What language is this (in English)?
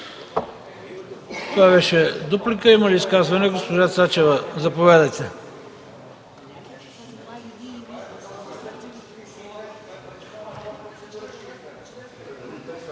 Bulgarian